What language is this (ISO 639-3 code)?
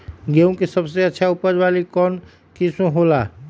mag